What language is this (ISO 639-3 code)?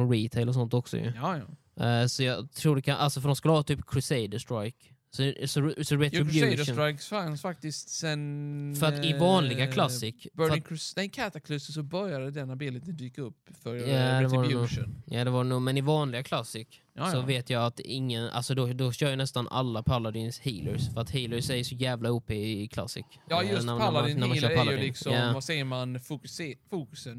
swe